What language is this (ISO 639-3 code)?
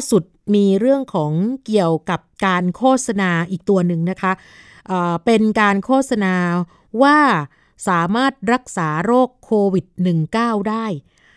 tha